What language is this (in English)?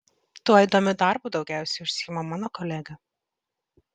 Lithuanian